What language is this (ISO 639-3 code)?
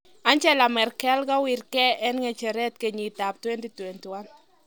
kln